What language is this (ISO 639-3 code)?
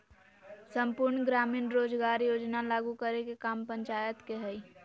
mag